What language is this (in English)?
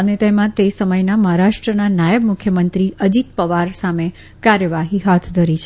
Gujarati